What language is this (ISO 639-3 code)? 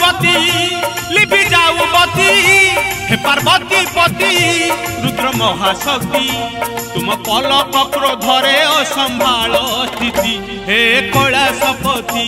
hin